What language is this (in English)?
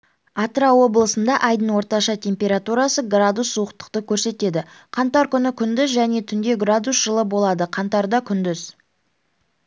Kazakh